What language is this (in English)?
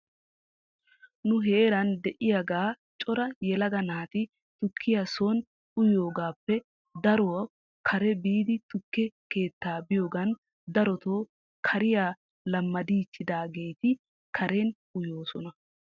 Wolaytta